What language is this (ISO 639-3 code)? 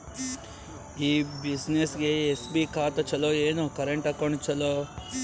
kan